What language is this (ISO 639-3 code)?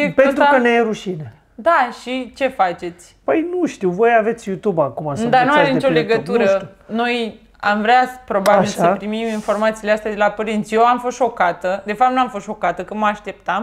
ron